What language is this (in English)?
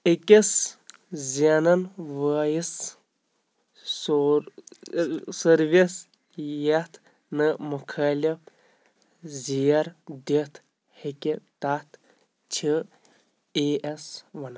Kashmiri